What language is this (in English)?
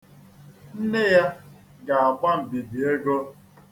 Igbo